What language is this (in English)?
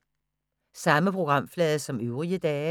Danish